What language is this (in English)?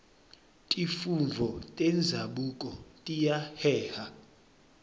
Swati